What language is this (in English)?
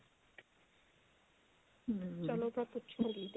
Punjabi